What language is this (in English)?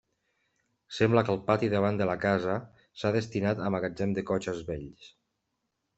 Catalan